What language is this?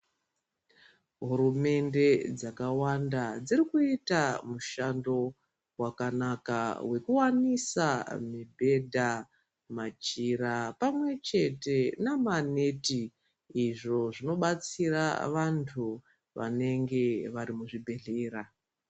Ndau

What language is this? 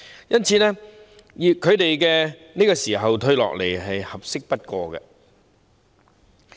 Cantonese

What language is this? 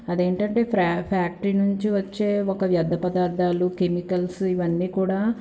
Telugu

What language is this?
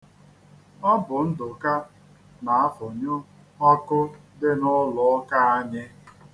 Igbo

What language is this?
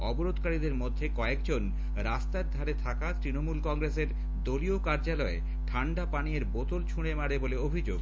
Bangla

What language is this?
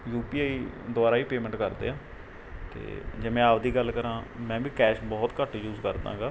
Punjabi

